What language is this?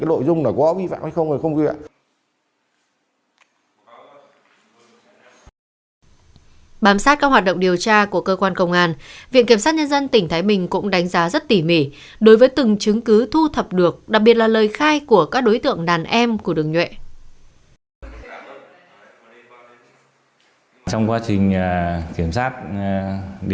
Vietnamese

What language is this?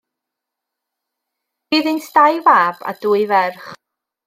Welsh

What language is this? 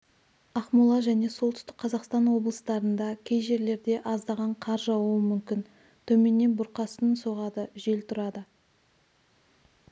Kazakh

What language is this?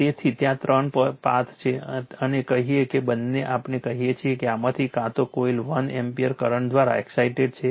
Gujarati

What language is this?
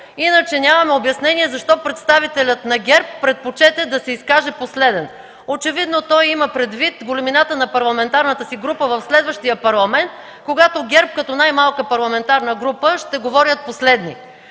Bulgarian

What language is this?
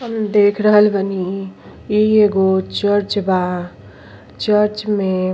Bhojpuri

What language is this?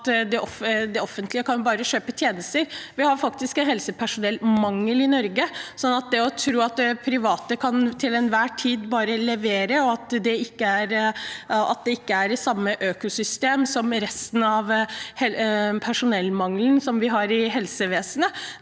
Norwegian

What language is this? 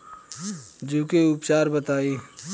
Bhojpuri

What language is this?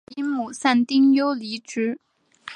Chinese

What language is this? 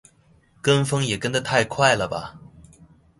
Chinese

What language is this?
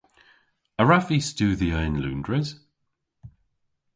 Cornish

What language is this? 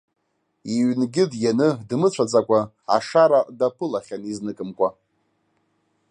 Abkhazian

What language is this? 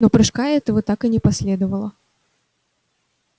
Russian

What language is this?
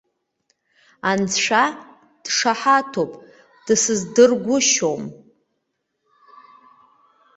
Abkhazian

